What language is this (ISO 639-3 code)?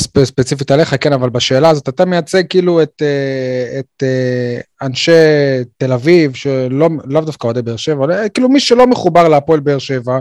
heb